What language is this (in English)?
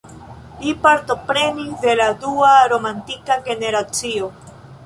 Esperanto